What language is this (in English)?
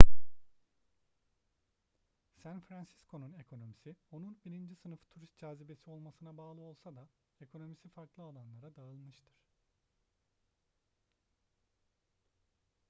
Turkish